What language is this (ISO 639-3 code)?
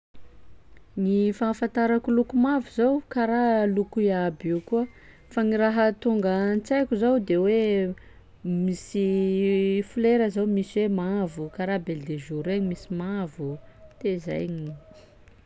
skg